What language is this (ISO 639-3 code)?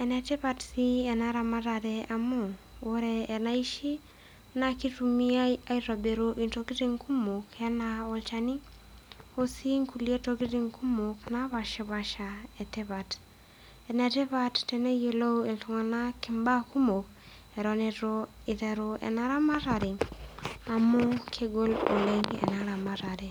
mas